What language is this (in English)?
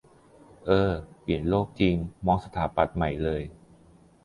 Thai